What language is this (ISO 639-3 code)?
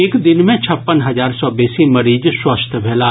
mai